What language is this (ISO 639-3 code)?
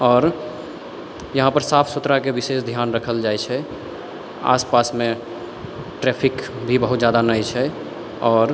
mai